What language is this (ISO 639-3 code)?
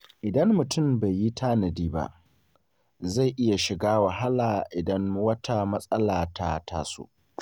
hau